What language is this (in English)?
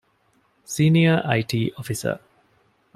Divehi